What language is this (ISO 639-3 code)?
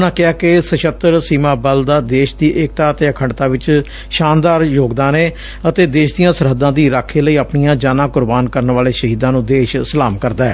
pan